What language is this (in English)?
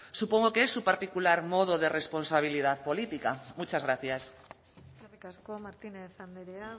Spanish